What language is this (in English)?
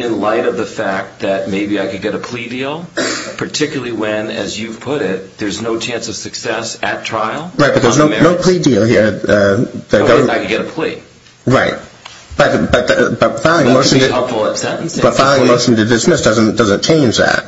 English